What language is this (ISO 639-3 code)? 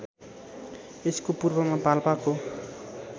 nep